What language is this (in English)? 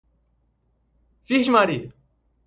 Portuguese